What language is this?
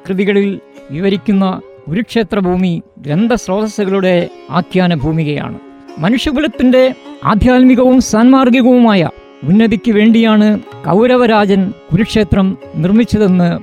Malayalam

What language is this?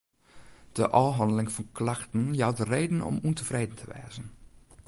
Western Frisian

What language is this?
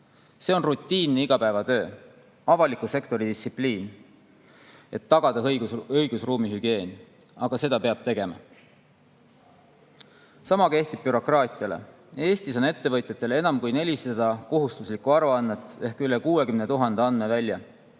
Estonian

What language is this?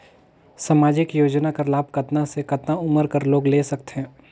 Chhattisgarhi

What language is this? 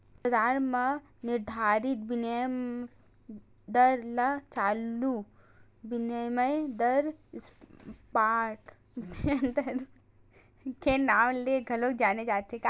Chhattisgarhi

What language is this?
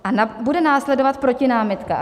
Czech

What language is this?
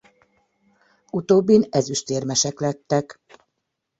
Hungarian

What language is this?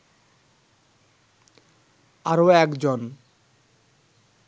Bangla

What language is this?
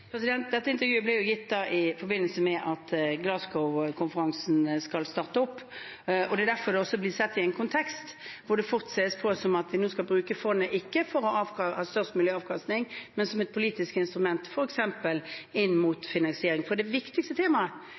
Norwegian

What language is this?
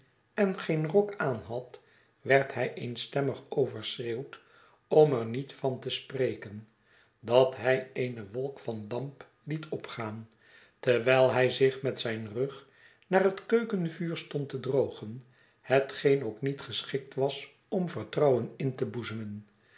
Dutch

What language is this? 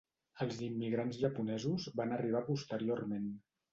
Catalan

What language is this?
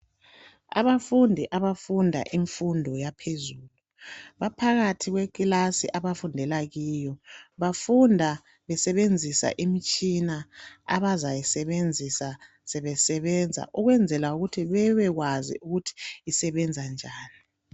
North Ndebele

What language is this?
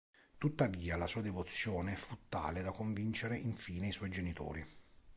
Italian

